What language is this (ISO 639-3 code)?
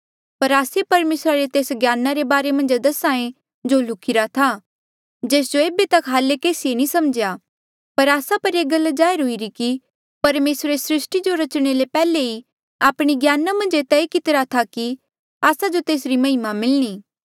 mjl